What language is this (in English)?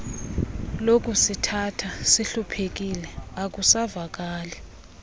Xhosa